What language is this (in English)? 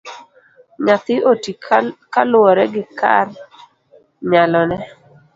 Luo (Kenya and Tanzania)